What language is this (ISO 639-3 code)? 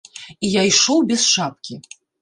bel